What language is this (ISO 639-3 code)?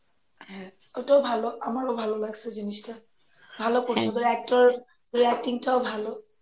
ben